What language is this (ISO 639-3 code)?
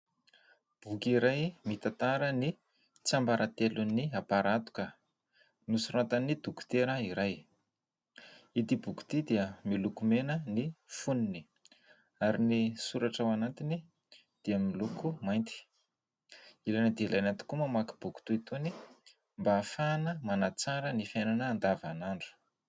mlg